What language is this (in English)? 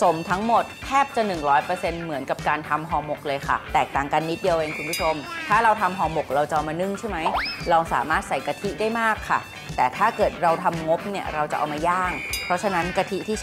Thai